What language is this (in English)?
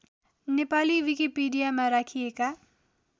Nepali